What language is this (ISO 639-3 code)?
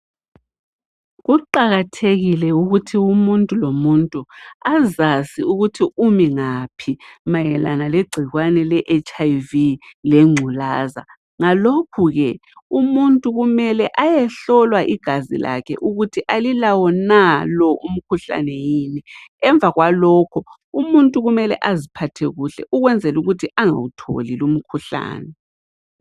nde